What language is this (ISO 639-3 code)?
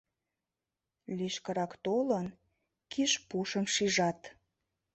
chm